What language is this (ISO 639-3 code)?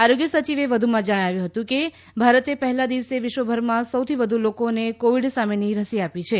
guj